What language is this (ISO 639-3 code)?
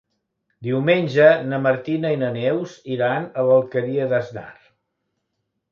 cat